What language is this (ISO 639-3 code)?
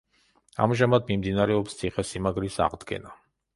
kat